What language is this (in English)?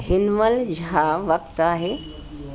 Sindhi